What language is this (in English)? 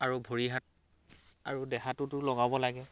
Assamese